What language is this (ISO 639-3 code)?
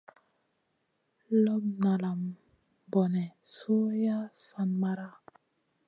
mcn